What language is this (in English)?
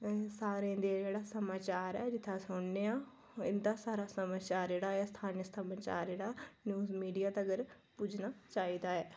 Dogri